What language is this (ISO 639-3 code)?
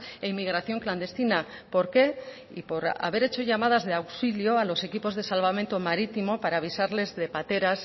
spa